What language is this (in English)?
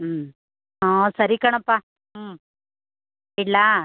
Kannada